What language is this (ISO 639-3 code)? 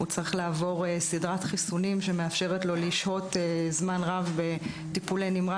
heb